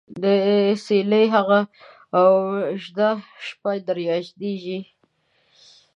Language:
Pashto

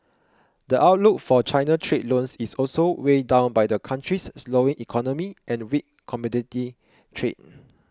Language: English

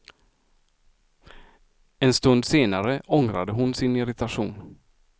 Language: Swedish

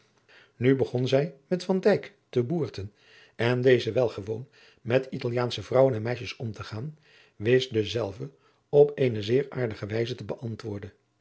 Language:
Dutch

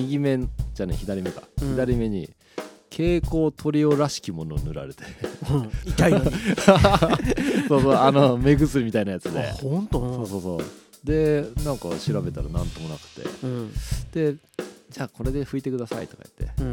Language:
Japanese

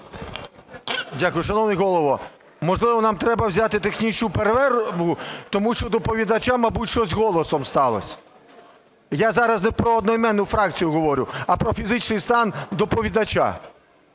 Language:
Ukrainian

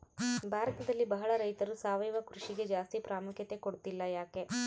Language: Kannada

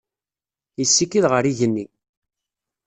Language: Kabyle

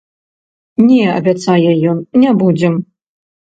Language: Belarusian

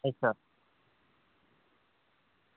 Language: Dogri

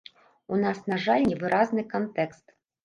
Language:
Belarusian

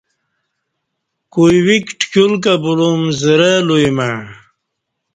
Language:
Kati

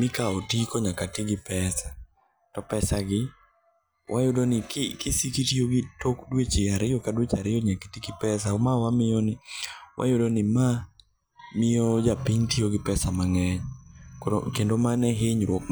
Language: Luo (Kenya and Tanzania)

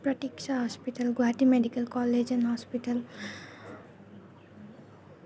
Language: Assamese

